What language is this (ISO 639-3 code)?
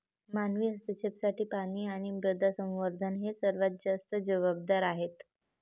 mar